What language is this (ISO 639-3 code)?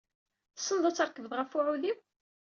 kab